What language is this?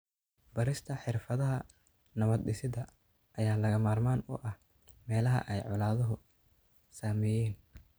Somali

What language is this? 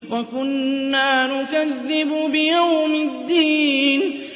Arabic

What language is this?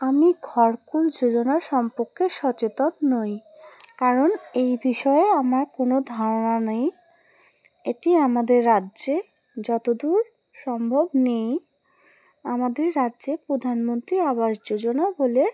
Bangla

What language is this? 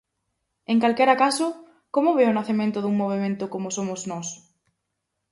Galician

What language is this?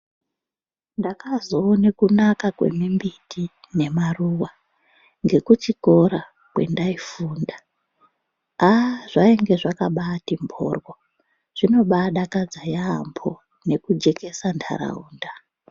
Ndau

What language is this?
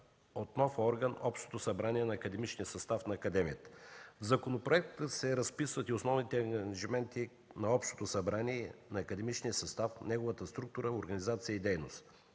Bulgarian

